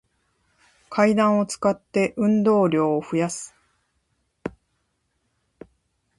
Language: Japanese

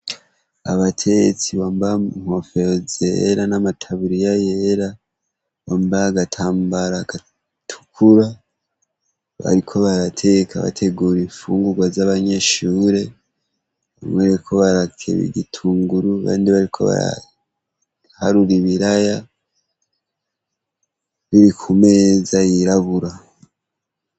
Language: Rundi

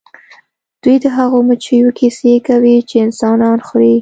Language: Pashto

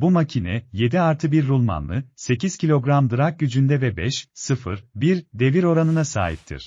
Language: Turkish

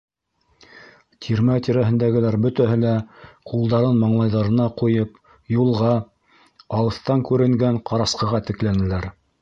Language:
Bashkir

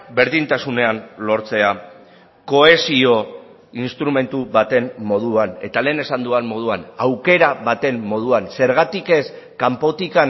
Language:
Basque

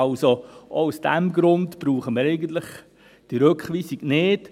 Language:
Swiss German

